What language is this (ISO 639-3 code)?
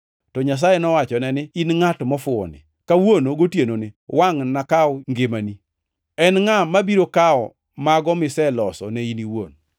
luo